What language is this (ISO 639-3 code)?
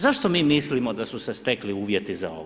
hrv